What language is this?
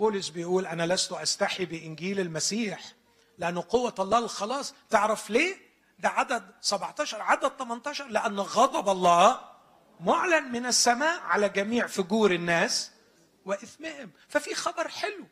Arabic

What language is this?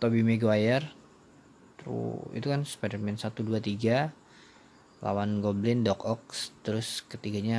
Indonesian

